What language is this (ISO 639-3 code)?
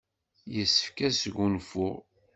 kab